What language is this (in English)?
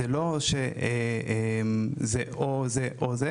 Hebrew